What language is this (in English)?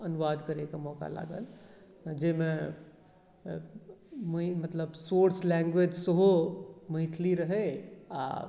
Maithili